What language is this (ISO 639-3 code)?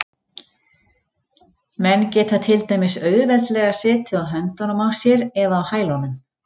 isl